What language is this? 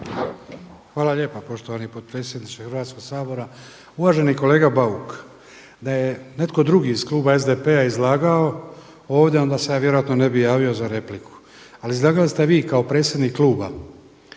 Croatian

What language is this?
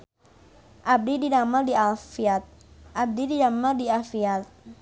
Sundanese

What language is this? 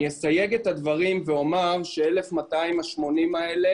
Hebrew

